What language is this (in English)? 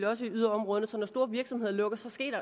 Danish